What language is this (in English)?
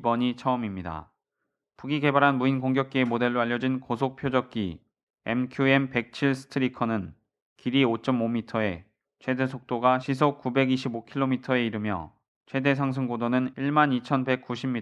Korean